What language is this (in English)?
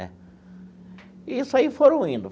Portuguese